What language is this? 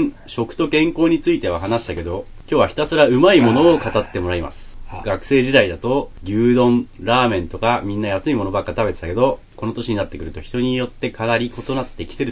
Japanese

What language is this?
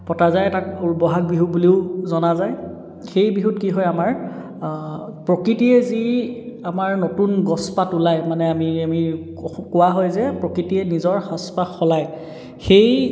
Assamese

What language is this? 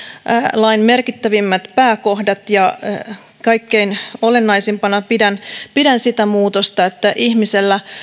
Finnish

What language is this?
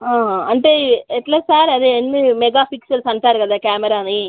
Telugu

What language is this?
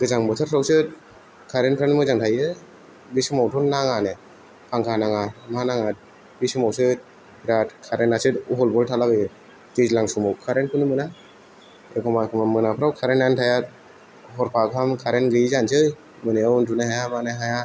Bodo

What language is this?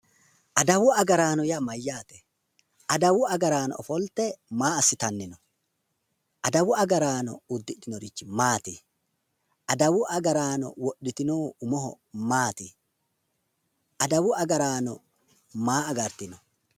Sidamo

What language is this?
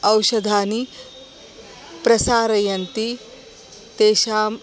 Sanskrit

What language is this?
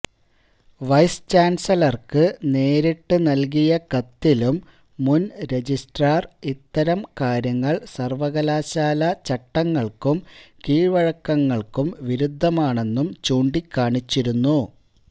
Malayalam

